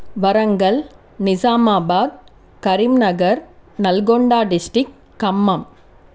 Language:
Telugu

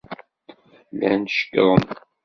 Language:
Kabyle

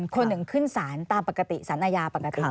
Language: Thai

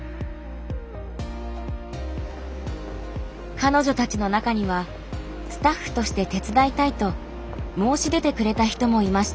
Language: Japanese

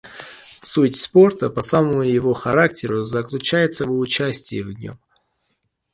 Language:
Russian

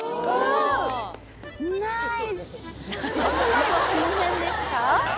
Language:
Japanese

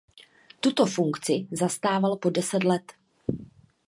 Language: Czech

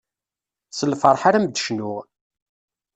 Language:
Kabyle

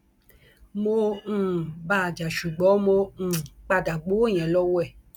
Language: Yoruba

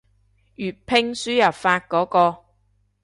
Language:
Cantonese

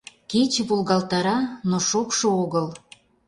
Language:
Mari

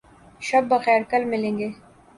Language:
Urdu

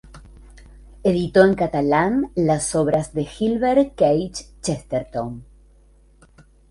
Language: Spanish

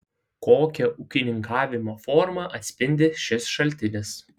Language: Lithuanian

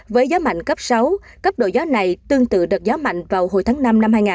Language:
Vietnamese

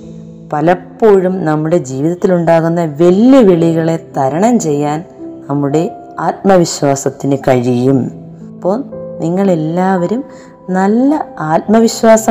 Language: Malayalam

